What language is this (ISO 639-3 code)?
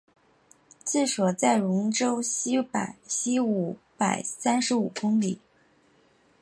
zho